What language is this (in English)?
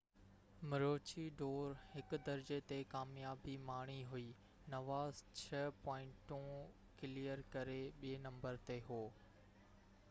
Sindhi